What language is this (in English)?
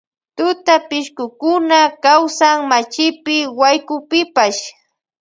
Loja Highland Quichua